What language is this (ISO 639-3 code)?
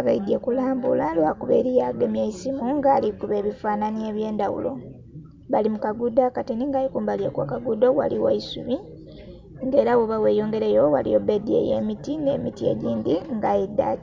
xog